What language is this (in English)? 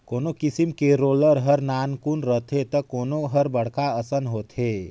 Chhattisgarhi